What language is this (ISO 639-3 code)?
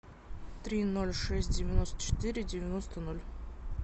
rus